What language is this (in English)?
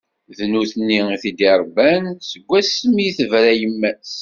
Kabyle